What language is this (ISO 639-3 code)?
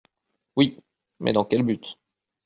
fra